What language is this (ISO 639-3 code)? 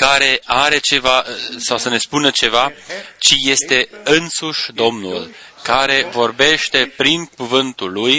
ron